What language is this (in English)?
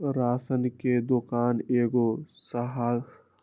Magahi